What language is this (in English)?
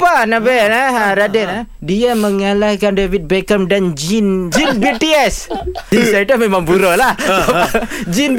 Malay